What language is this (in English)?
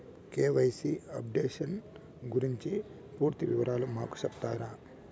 Telugu